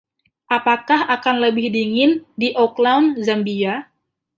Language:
Indonesian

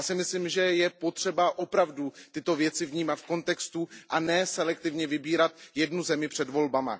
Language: Czech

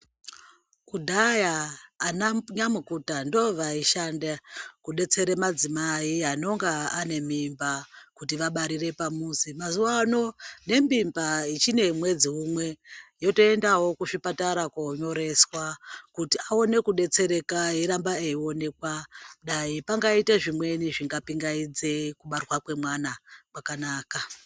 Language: Ndau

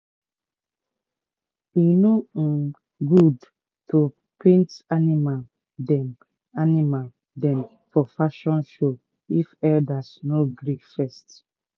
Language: Nigerian Pidgin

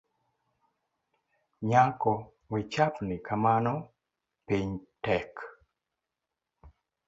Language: Luo (Kenya and Tanzania)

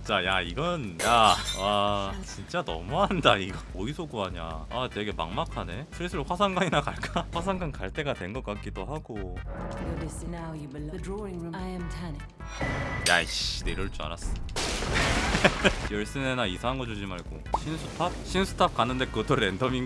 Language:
Korean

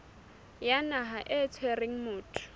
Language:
Southern Sotho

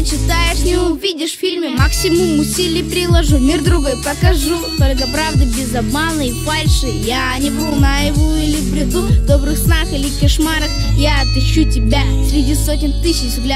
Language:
Russian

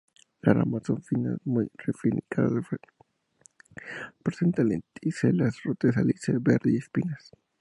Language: Spanish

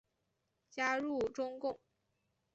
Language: Chinese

